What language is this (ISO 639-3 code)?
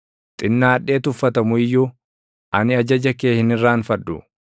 orm